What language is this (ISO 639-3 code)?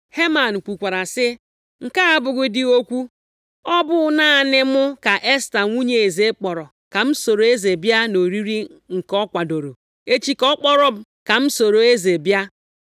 ibo